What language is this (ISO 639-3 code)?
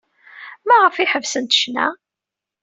kab